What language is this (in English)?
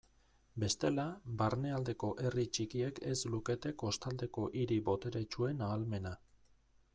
Basque